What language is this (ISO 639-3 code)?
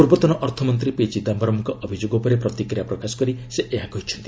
ori